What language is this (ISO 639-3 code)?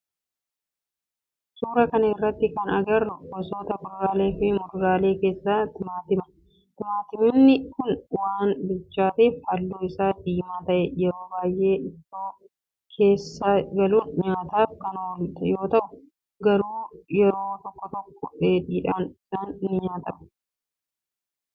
orm